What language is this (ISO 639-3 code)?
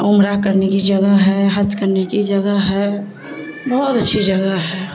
urd